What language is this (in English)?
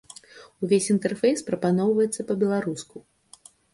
Belarusian